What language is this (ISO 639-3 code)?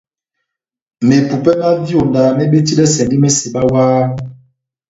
bnm